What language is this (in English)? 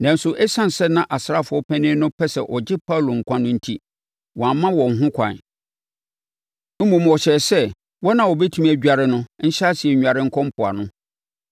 Akan